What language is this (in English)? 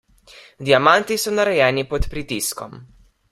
Slovenian